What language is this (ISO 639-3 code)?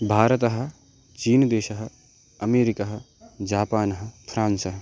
san